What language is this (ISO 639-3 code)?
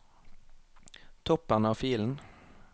nor